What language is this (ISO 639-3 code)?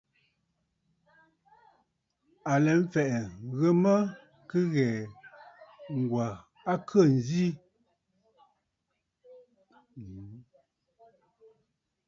bfd